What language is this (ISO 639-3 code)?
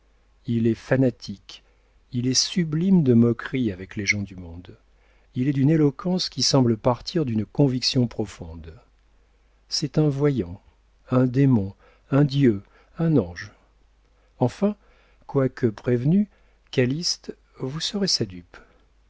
fra